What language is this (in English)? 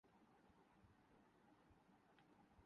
Urdu